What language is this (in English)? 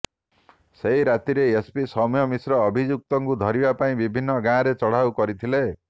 Odia